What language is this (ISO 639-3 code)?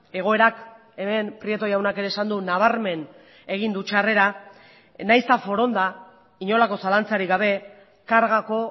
eus